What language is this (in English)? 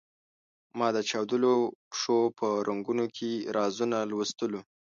Pashto